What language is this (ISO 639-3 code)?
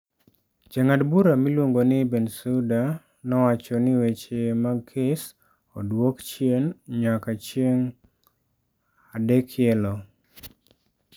luo